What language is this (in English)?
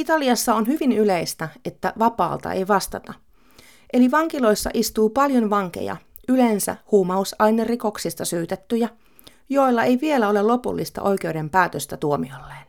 Finnish